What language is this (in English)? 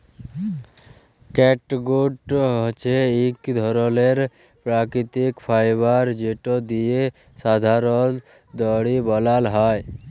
Bangla